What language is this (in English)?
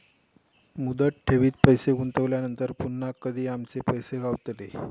Marathi